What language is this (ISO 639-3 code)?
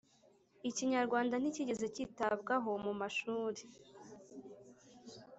kin